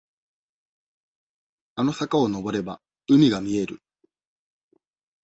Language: Japanese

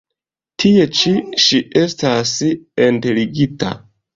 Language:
Esperanto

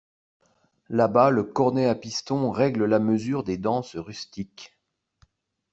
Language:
French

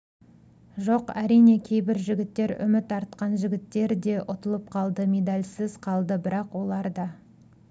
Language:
Kazakh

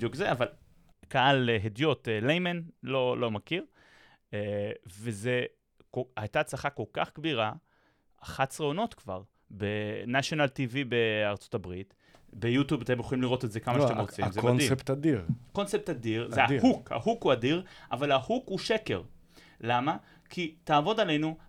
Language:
Hebrew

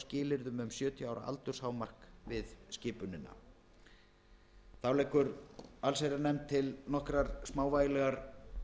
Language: Icelandic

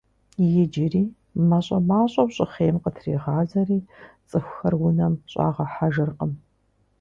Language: Kabardian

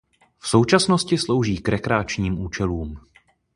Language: Czech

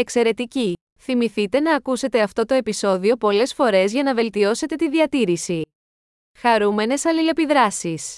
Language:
Greek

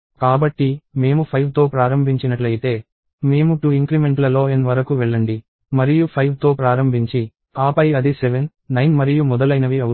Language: Telugu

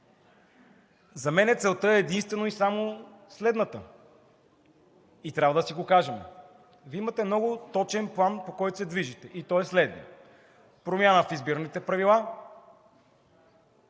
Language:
Bulgarian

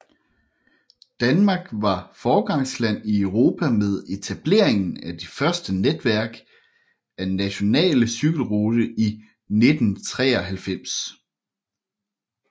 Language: Danish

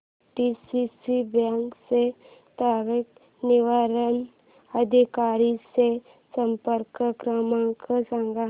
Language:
Marathi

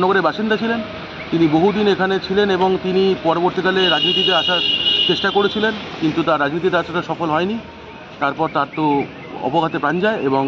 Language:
Bangla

